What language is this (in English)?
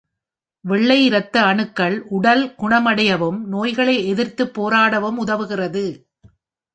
Tamil